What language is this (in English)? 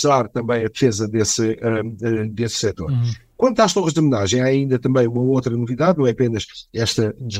Portuguese